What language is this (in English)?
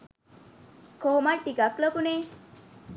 Sinhala